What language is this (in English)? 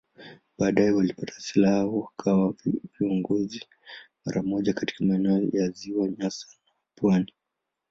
Swahili